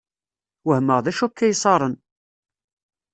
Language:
Kabyle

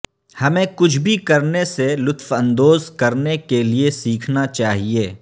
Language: Urdu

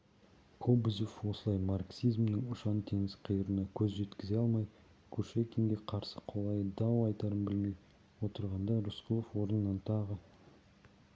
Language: Kazakh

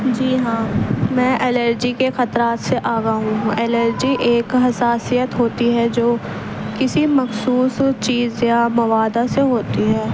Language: Urdu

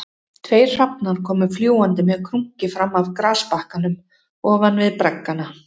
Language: Icelandic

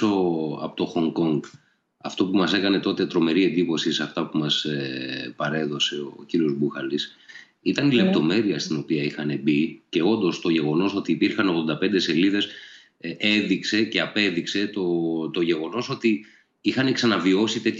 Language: Greek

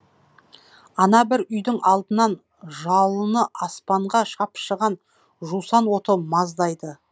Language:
Kazakh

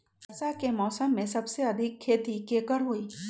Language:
Magahi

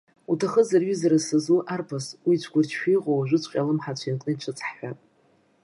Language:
Abkhazian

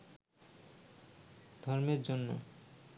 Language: Bangla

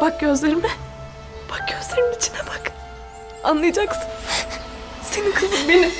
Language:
Turkish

